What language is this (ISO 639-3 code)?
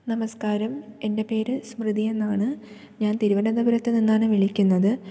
mal